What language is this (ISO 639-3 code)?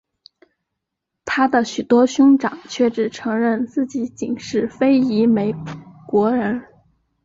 zho